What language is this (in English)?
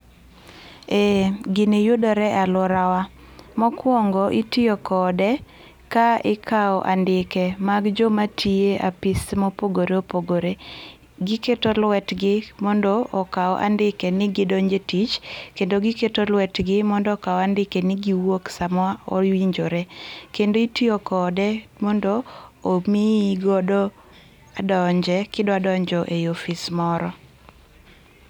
Luo (Kenya and Tanzania)